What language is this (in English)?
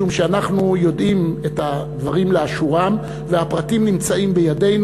Hebrew